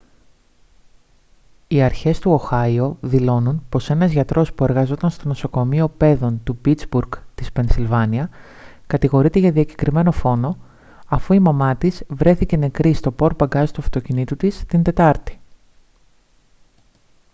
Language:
Greek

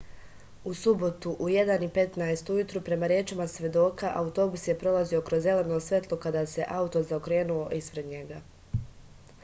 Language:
Serbian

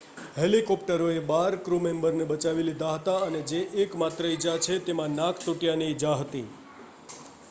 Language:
Gujarati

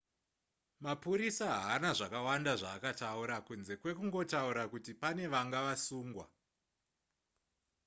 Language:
Shona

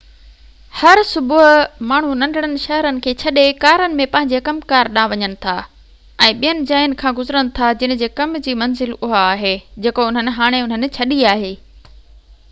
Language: Sindhi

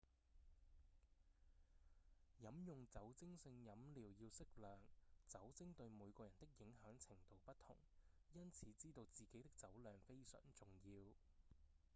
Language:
Cantonese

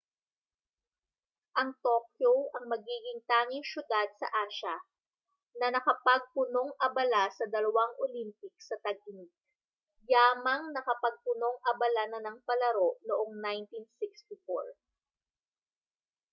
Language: Filipino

